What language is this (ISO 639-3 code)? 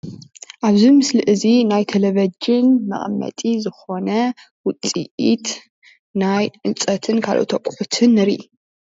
tir